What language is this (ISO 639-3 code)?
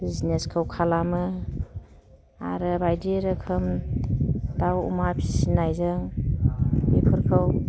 brx